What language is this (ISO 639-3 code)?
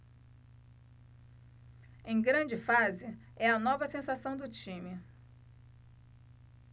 por